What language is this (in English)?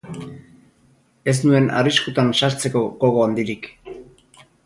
Basque